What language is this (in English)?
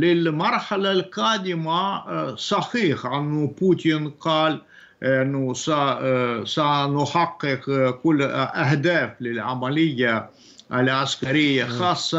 Arabic